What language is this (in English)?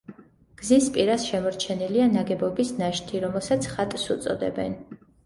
Georgian